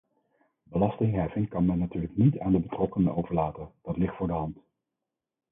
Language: Dutch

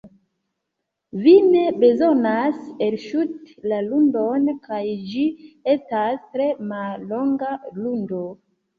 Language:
Esperanto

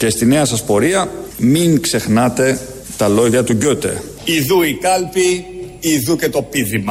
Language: Greek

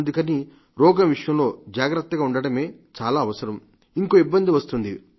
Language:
Telugu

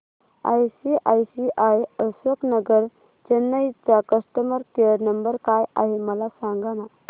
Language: Marathi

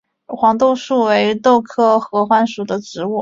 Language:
Chinese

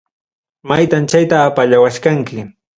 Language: Ayacucho Quechua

